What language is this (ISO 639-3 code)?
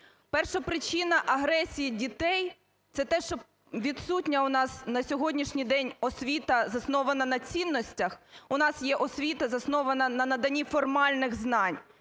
ukr